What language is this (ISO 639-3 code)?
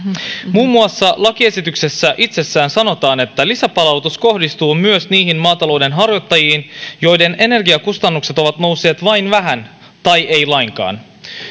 fin